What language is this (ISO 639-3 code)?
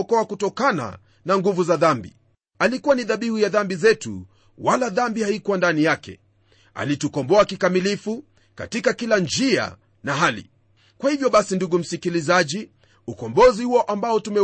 swa